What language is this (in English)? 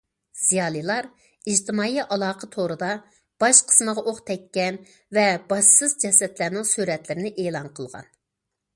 Uyghur